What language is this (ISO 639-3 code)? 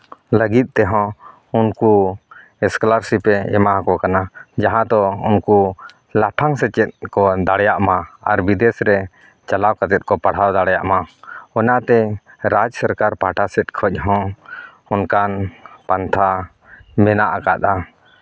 sat